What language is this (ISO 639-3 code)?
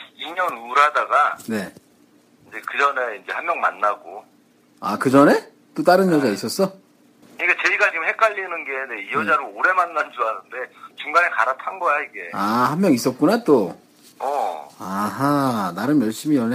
kor